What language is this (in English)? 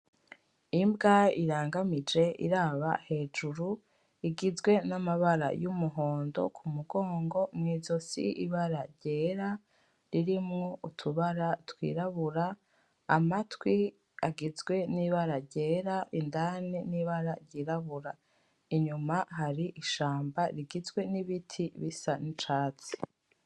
Rundi